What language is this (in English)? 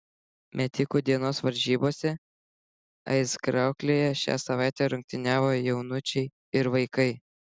Lithuanian